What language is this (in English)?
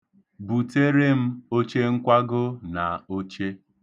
Igbo